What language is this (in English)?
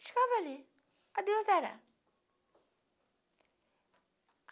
Portuguese